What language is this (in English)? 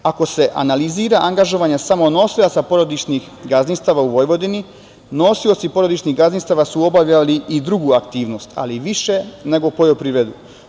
Serbian